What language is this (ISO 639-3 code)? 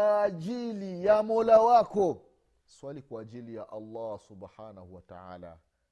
swa